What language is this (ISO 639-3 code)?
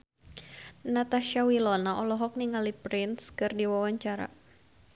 sun